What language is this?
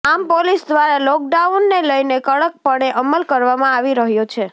Gujarati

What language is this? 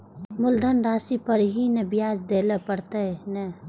Maithili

